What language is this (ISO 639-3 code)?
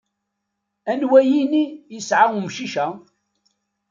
kab